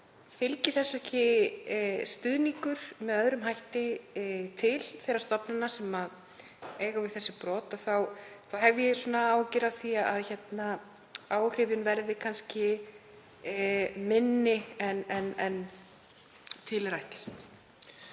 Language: Icelandic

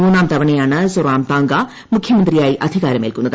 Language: Malayalam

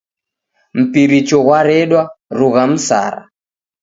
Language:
Taita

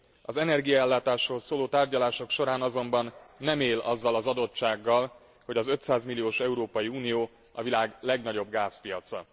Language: Hungarian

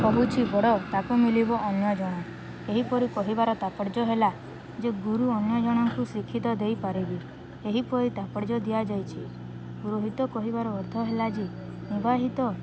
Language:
Odia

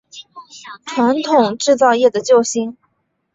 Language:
Chinese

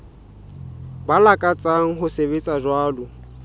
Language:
Southern Sotho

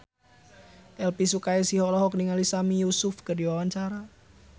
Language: Sundanese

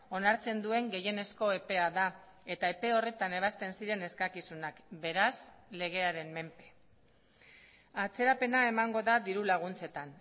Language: Basque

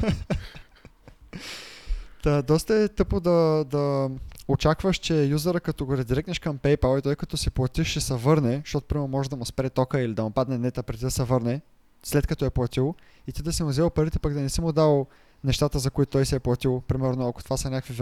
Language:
Bulgarian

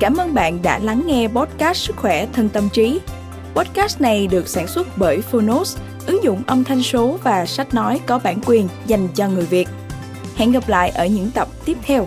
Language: Vietnamese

